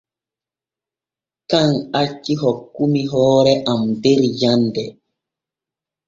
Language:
Borgu Fulfulde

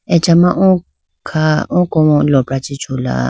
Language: Idu-Mishmi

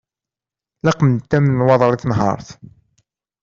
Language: Kabyle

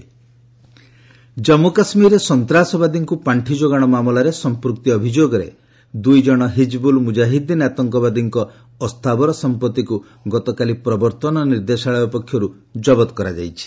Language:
Odia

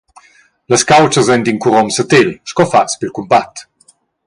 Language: Romansh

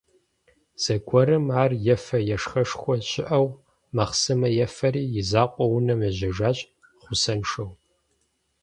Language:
Kabardian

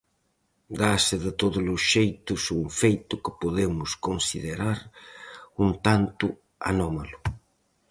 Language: Galician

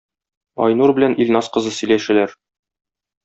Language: Tatar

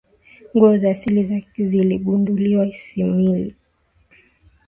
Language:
Swahili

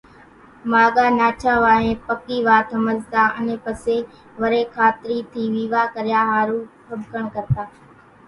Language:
Kachi Koli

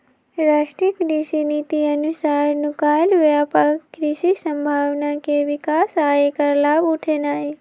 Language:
Magahi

